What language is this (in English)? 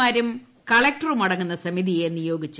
Malayalam